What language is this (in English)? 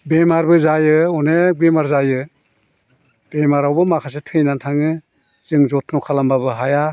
Bodo